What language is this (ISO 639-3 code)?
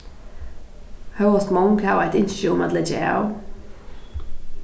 fao